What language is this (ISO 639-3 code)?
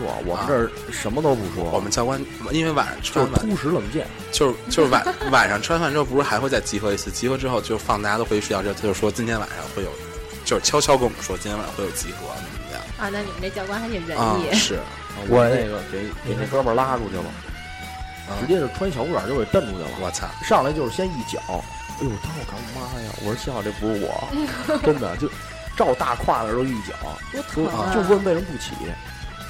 zho